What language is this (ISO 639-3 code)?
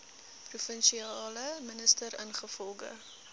afr